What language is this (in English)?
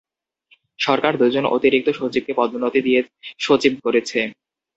Bangla